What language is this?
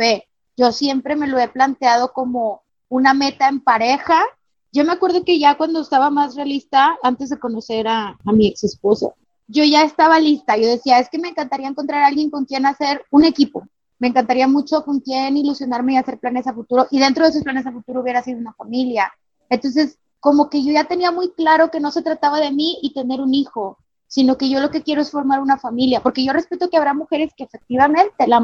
Spanish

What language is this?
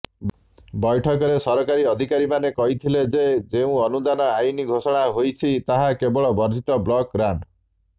Odia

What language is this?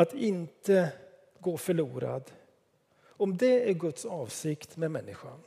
Swedish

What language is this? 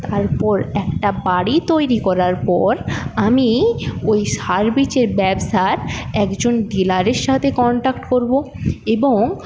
Bangla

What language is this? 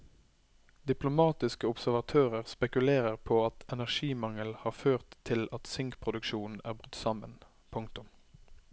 Norwegian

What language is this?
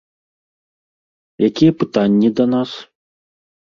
Belarusian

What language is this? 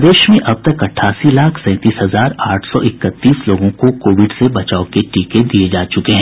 Hindi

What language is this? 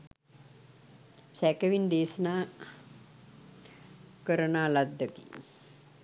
Sinhala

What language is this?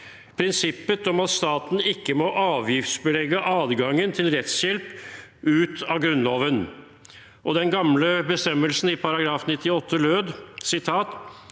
Norwegian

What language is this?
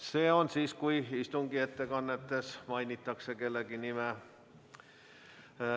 Estonian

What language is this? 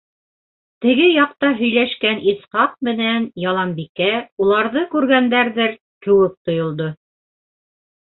Bashkir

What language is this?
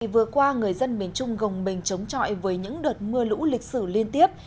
Vietnamese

